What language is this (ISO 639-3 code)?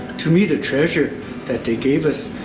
eng